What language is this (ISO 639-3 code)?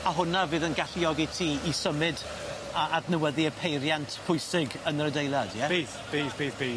cym